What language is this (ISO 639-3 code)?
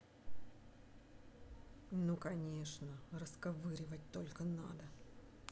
rus